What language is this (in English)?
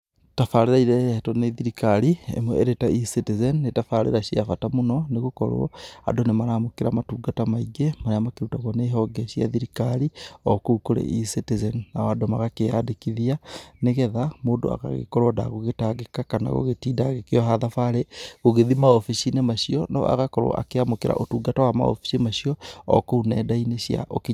Kikuyu